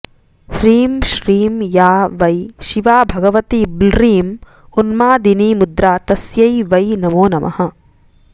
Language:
Sanskrit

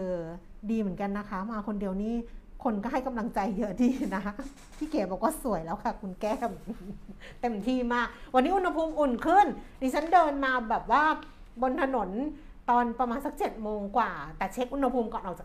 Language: Thai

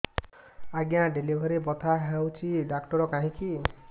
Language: Odia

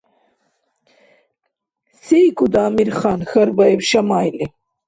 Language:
Dargwa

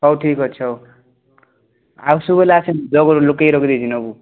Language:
Odia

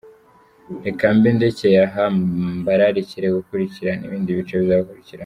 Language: Kinyarwanda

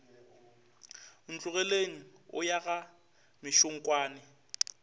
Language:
Northern Sotho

